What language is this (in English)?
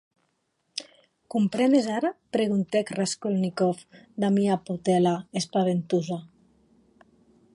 Occitan